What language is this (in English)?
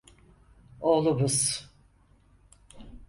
Turkish